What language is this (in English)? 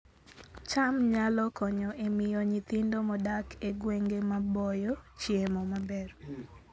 Luo (Kenya and Tanzania)